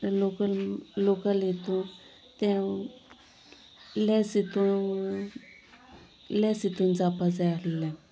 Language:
Konkani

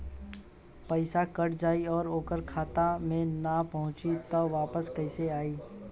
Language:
Bhojpuri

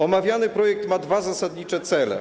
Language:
Polish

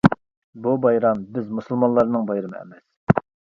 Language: Uyghur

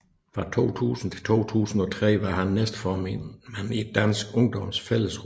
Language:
Danish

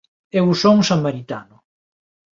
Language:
Galician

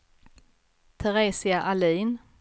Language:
Swedish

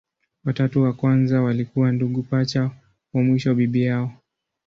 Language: Swahili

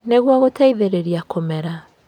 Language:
Kikuyu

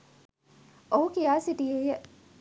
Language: Sinhala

